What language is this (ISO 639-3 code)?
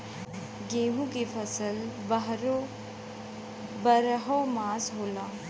bho